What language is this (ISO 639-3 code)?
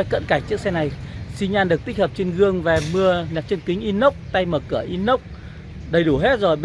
vie